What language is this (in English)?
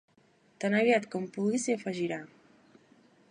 Catalan